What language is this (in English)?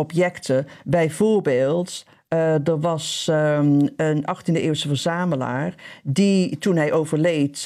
Dutch